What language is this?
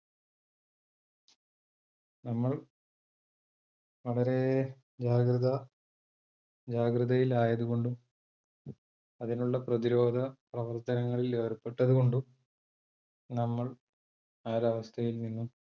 Malayalam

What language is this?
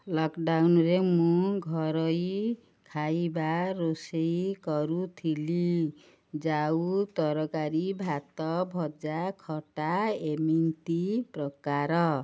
Odia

